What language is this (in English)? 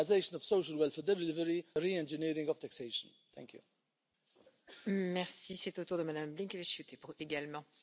Hungarian